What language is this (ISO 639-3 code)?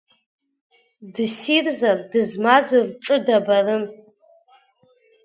abk